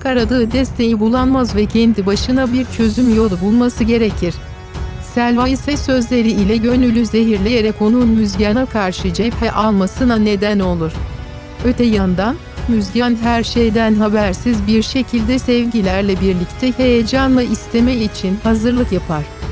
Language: Turkish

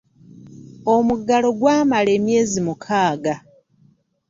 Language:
Ganda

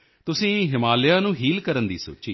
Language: Punjabi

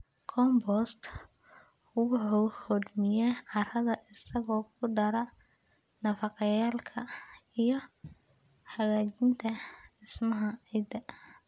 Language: Somali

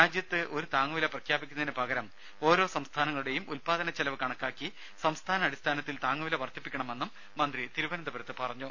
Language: Malayalam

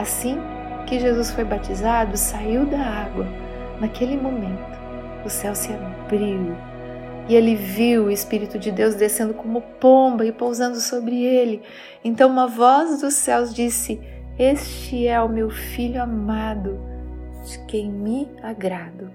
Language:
Portuguese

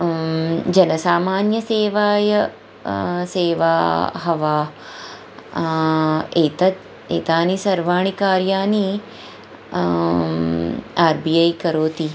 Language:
Sanskrit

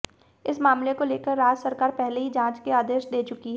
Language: Hindi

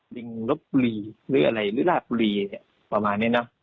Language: Thai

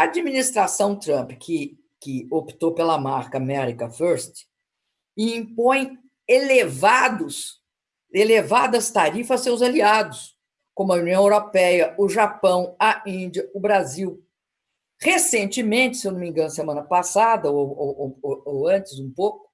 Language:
Portuguese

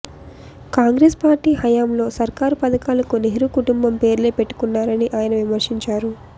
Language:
Telugu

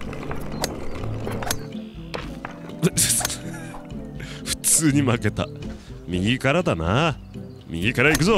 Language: Japanese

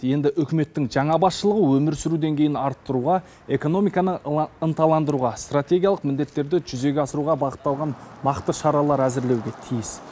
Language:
Kazakh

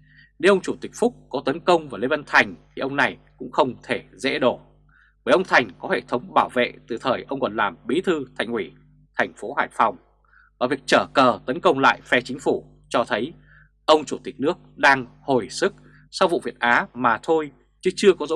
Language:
Vietnamese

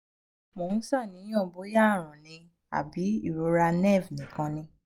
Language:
Yoruba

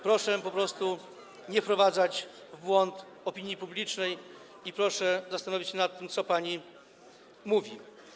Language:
Polish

